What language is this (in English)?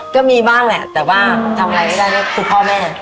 Thai